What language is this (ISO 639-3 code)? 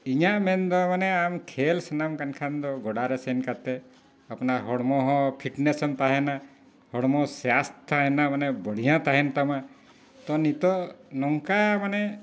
sat